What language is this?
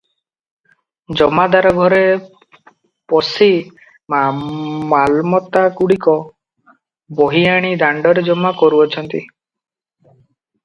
Odia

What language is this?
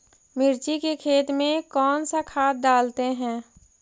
Magahi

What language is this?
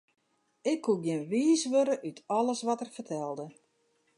Western Frisian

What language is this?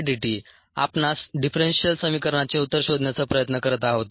Marathi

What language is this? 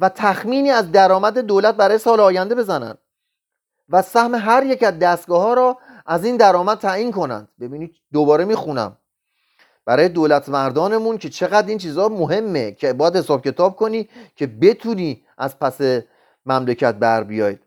Persian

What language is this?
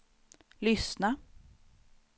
Swedish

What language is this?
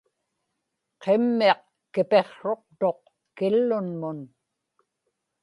Inupiaq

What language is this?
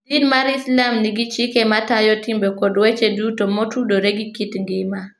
Luo (Kenya and Tanzania)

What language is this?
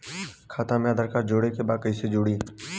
Bhojpuri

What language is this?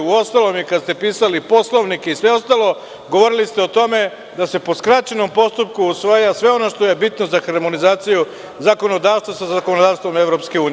Serbian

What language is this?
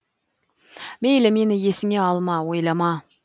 Kazakh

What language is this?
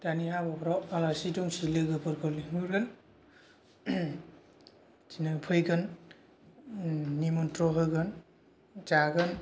Bodo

